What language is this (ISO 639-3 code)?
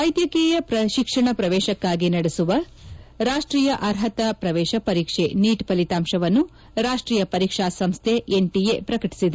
kan